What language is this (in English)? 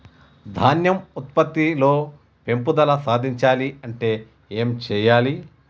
Telugu